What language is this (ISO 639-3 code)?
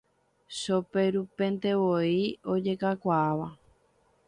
grn